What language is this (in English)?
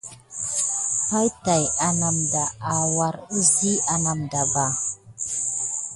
Gidar